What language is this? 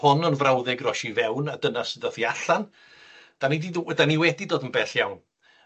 Welsh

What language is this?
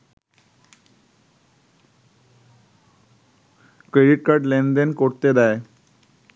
Bangla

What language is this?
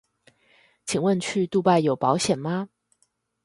Chinese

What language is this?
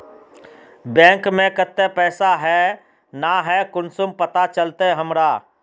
Magahi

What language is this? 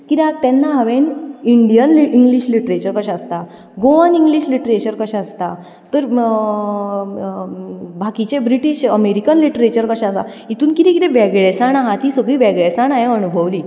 Konkani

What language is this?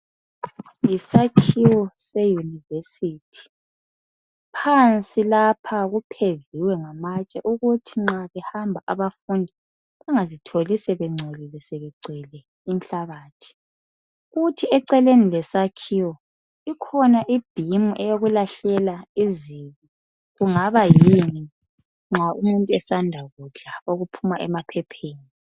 North Ndebele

